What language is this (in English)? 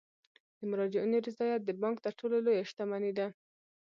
Pashto